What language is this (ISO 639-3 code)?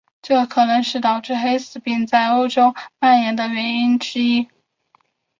zho